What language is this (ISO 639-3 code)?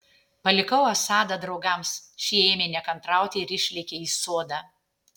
lit